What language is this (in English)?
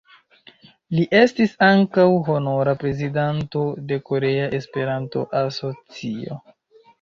Esperanto